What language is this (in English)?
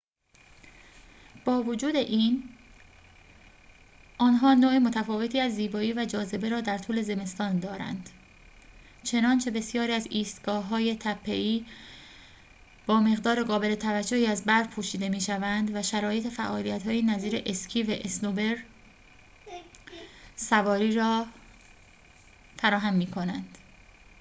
Persian